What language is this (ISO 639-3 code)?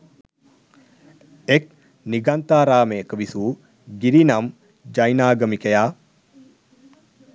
sin